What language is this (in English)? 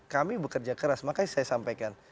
Indonesian